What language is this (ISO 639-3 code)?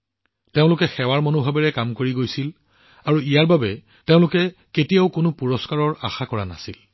asm